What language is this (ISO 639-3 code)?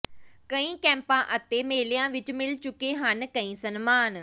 pan